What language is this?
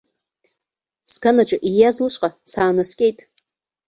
Abkhazian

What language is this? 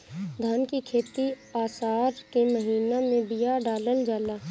Bhojpuri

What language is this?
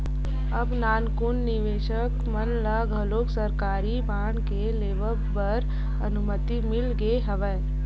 Chhattisgarhi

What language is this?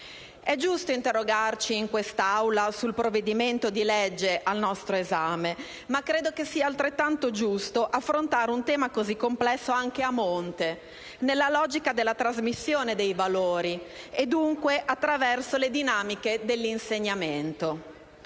Italian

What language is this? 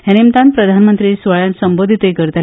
Konkani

